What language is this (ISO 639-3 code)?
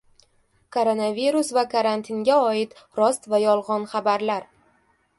uzb